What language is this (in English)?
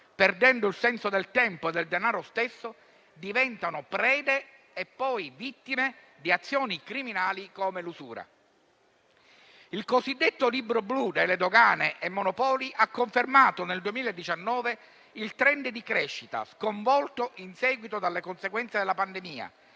Italian